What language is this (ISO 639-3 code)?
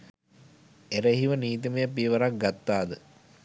sin